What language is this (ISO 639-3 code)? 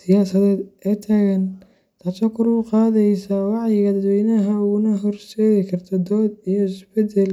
som